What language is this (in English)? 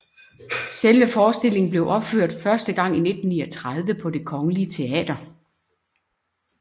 Danish